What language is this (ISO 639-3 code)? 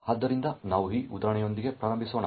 kan